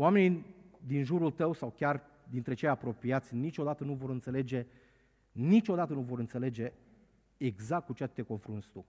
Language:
Romanian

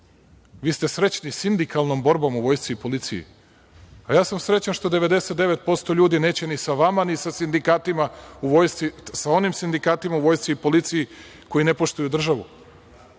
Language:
Serbian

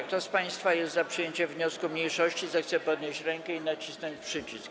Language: Polish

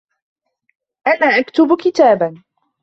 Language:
Arabic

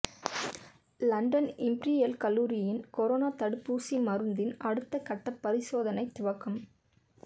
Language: Tamil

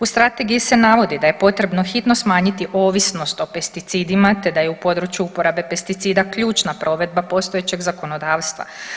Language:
Croatian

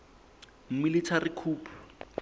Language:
Southern Sotho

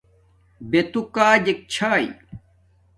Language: Domaaki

